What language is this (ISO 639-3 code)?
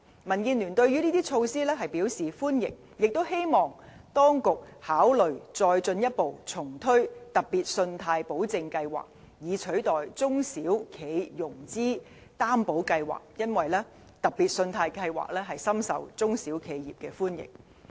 yue